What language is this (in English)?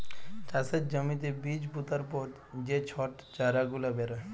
Bangla